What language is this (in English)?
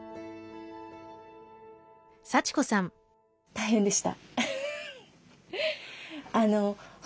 Japanese